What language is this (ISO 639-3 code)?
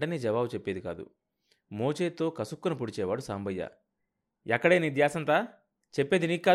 tel